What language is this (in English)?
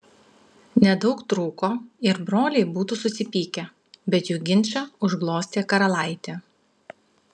Lithuanian